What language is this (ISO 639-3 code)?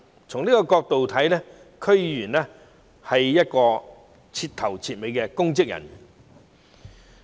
yue